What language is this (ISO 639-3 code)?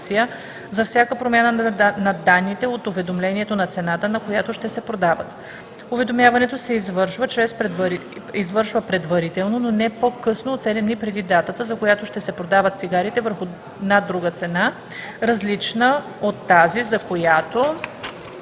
bul